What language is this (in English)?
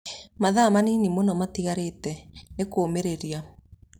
Kikuyu